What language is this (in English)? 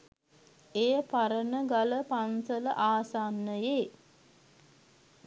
Sinhala